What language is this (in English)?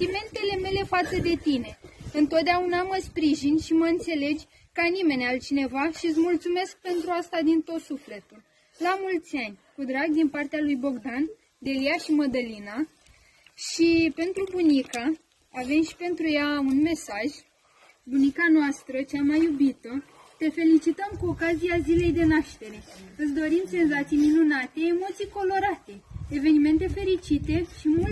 Romanian